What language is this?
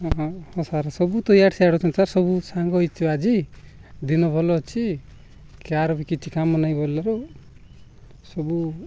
Odia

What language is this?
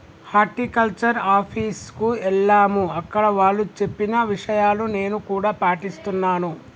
Telugu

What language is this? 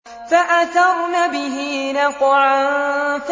Arabic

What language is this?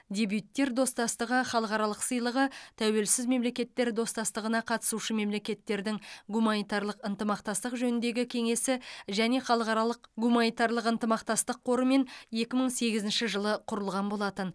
Kazakh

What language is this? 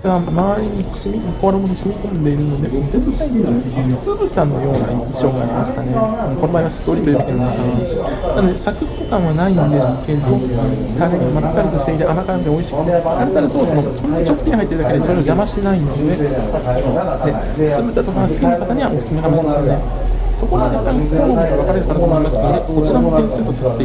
Japanese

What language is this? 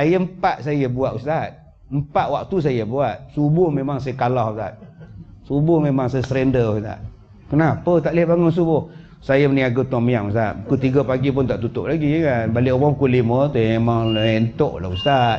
Malay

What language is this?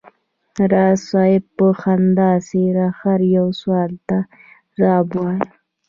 Pashto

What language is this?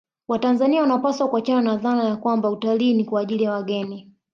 Swahili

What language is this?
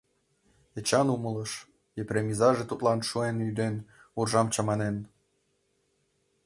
Mari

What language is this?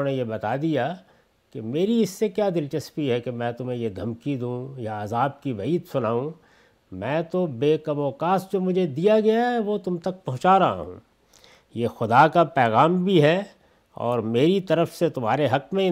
Urdu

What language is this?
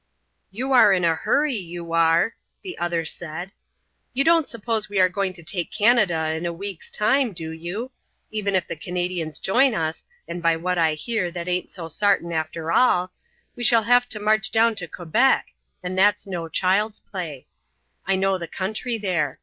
English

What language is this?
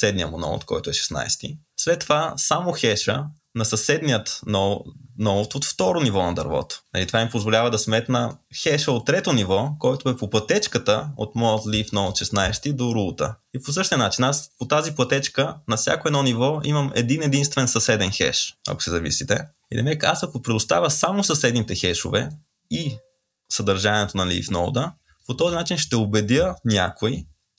Bulgarian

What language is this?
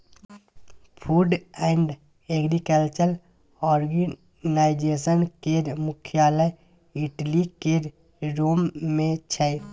Maithili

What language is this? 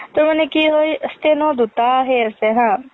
Assamese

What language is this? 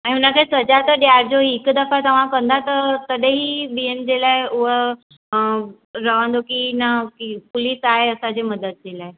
Sindhi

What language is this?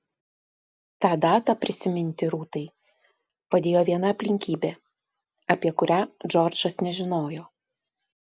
Lithuanian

